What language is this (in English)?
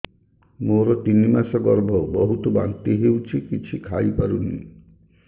Odia